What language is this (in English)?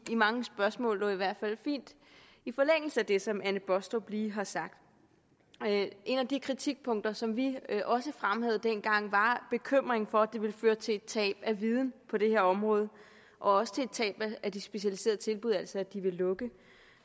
Danish